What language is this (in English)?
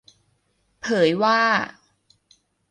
Thai